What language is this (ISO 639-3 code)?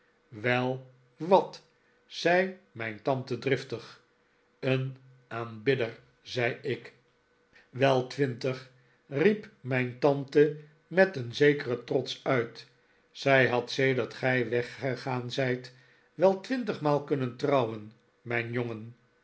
nld